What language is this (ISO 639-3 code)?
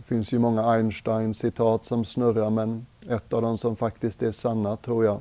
swe